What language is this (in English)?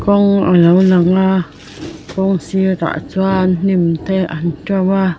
Mizo